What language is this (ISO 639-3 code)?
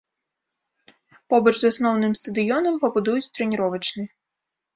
bel